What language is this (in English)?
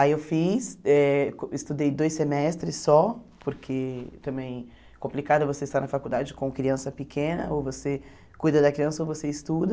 Portuguese